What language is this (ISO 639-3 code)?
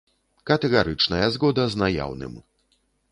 bel